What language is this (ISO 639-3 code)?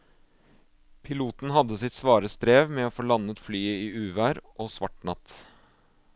nor